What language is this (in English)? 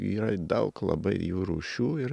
Lithuanian